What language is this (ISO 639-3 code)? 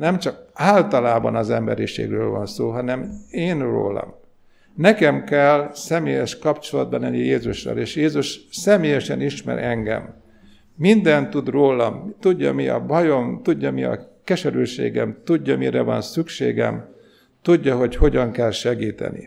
hun